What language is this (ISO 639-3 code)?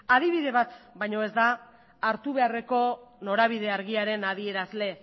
eus